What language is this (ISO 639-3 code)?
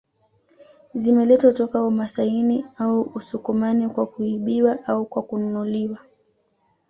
swa